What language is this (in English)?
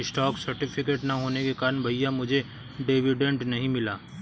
Hindi